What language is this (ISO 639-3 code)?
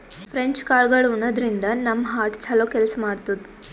kan